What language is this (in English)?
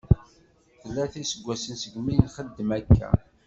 Kabyle